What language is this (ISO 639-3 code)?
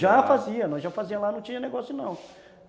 por